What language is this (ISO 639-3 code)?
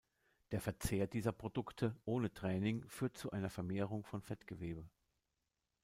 deu